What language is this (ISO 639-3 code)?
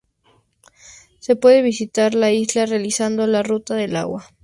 spa